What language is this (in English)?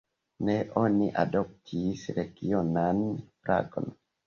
Esperanto